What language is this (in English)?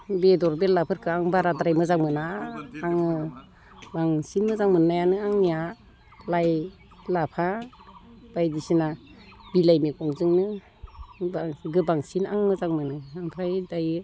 Bodo